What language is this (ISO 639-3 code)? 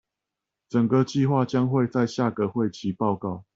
zho